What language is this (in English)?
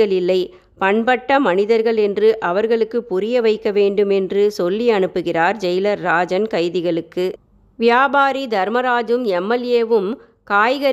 Tamil